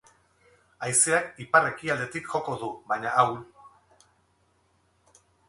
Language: Basque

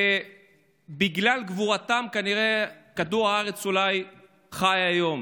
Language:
Hebrew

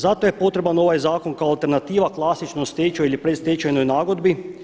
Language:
Croatian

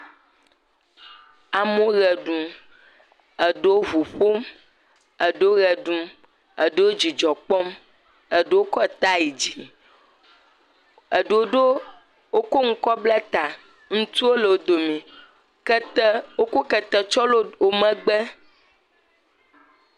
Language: Ewe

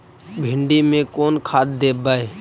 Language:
Magahi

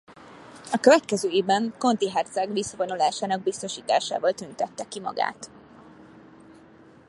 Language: Hungarian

